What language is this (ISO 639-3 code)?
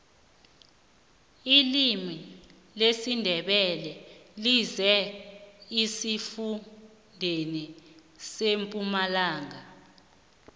nbl